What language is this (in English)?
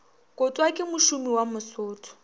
Northern Sotho